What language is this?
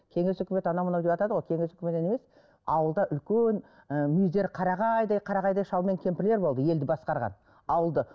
Kazakh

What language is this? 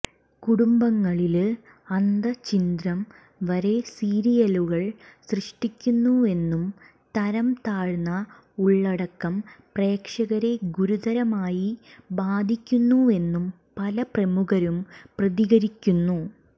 Malayalam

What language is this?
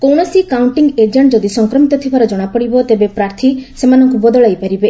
Odia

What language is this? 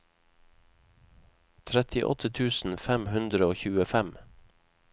Norwegian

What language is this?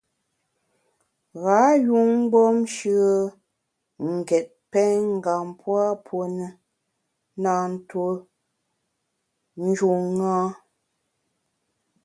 Bamun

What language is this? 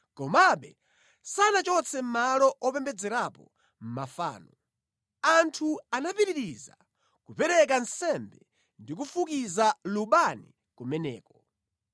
Nyanja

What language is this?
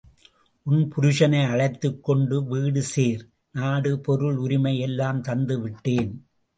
Tamil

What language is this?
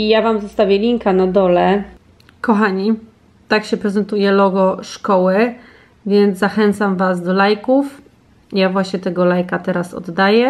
Polish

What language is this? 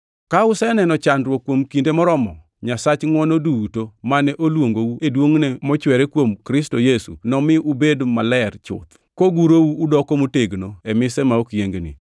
Luo (Kenya and Tanzania)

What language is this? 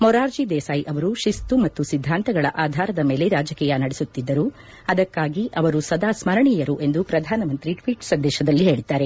Kannada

